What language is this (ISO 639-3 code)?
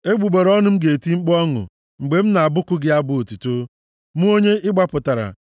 ibo